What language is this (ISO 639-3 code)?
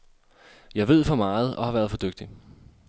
dan